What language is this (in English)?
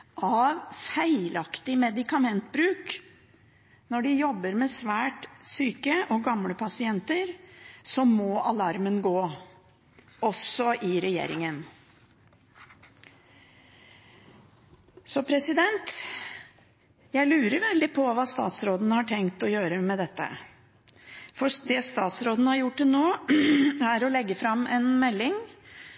Norwegian Bokmål